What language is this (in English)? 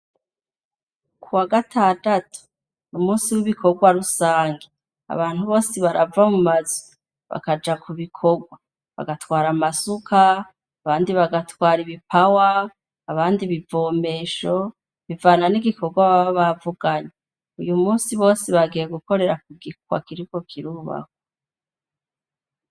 Rundi